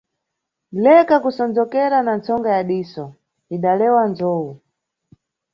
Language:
Nyungwe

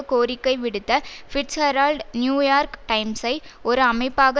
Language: Tamil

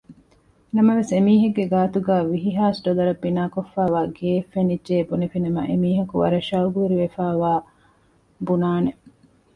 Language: Divehi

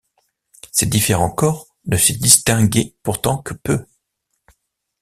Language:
French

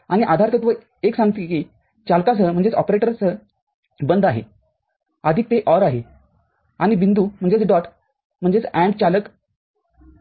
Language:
Marathi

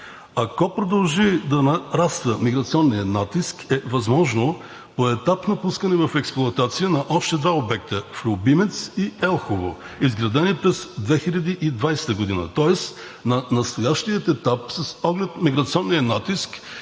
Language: Bulgarian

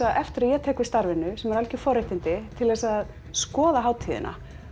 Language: Icelandic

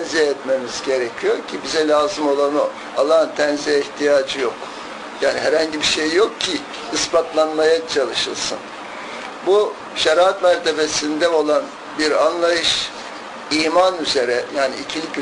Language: Turkish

